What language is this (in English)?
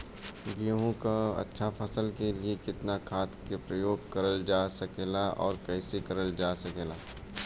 Bhojpuri